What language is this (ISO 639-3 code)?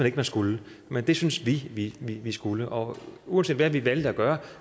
dan